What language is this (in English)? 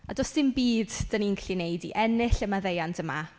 Welsh